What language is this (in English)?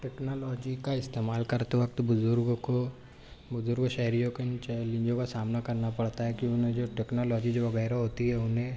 Urdu